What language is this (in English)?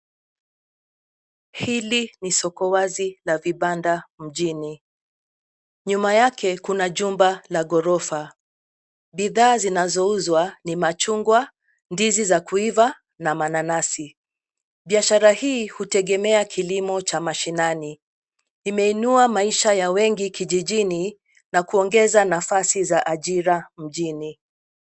Swahili